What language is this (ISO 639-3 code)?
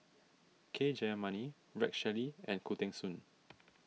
eng